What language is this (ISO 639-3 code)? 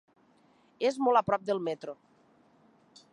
cat